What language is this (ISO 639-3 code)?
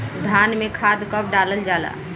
bho